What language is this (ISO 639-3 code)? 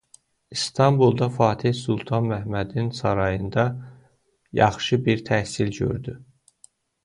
aze